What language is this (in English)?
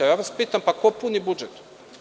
Serbian